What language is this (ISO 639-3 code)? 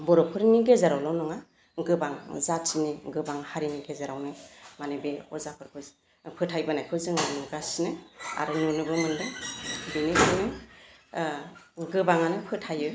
brx